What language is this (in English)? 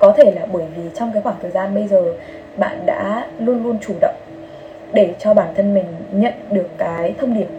Vietnamese